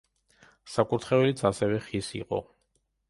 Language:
Georgian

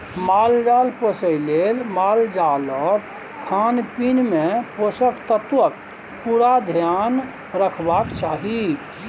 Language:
Maithili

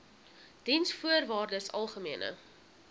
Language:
Afrikaans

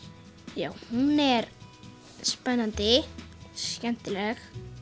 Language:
Icelandic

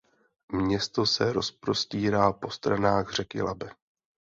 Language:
Czech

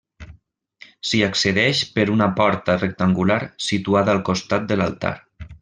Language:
Catalan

